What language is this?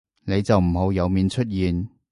Cantonese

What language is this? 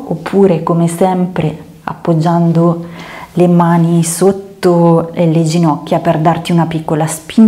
Italian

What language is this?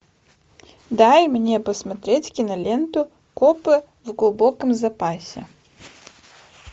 Russian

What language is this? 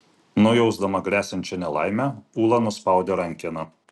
Lithuanian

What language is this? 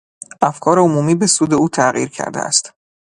Persian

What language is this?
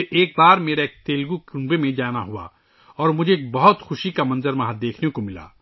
Urdu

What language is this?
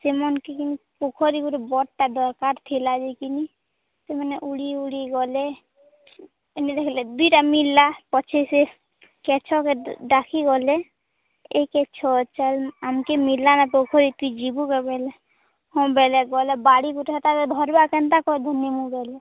Odia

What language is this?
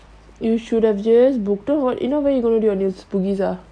English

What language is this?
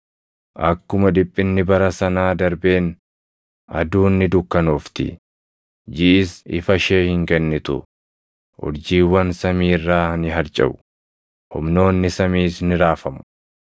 Oromo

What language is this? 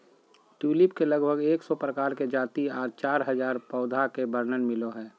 Magahi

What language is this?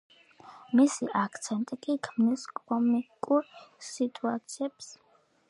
Georgian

